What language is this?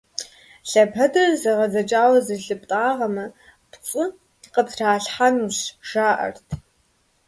Kabardian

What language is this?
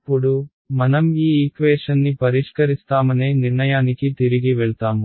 Telugu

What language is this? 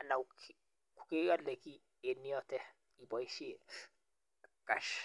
Kalenjin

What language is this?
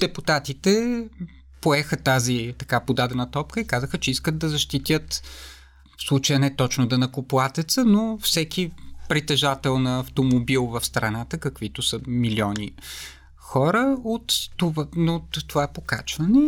Bulgarian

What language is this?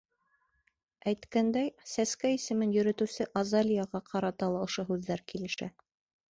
Bashkir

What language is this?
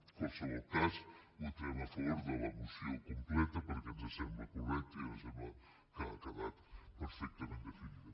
Catalan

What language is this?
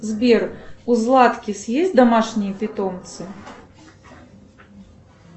Russian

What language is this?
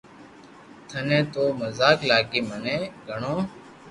Loarki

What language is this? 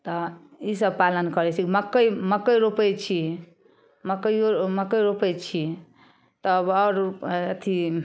Maithili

